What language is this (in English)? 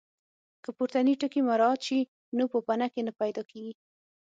Pashto